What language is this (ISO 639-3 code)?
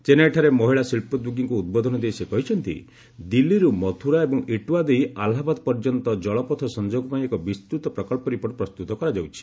ori